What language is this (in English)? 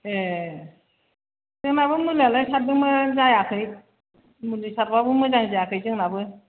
Bodo